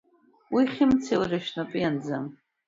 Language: Abkhazian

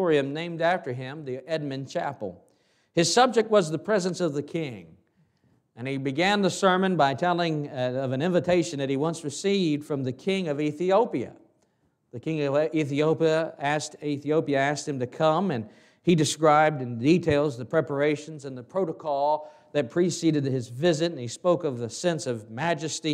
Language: English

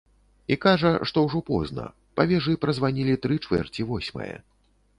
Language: Belarusian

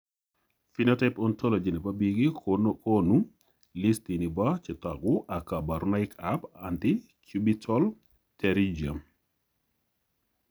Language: Kalenjin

